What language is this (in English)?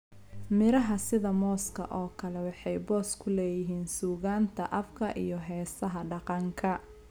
Somali